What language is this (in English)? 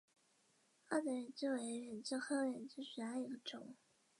Chinese